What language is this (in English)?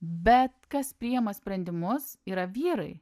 Lithuanian